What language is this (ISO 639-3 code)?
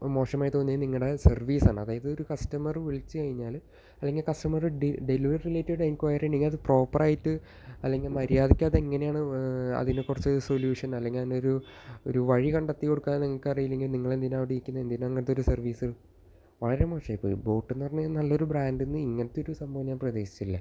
mal